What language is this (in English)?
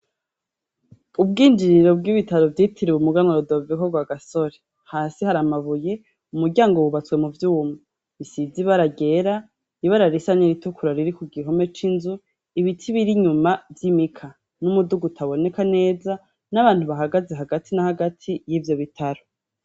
Rundi